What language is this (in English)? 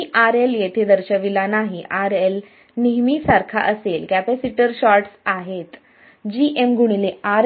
Marathi